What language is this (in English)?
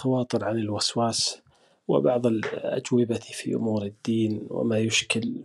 Arabic